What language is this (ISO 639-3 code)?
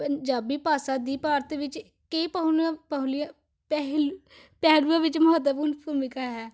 pan